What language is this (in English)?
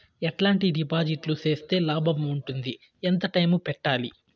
Telugu